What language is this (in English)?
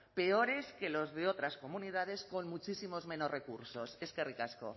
Spanish